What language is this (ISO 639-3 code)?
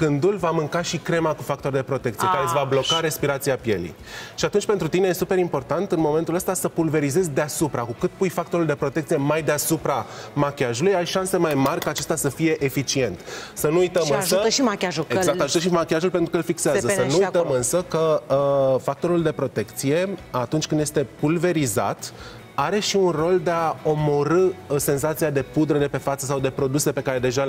ron